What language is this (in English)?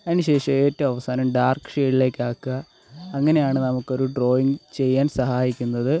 Malayalam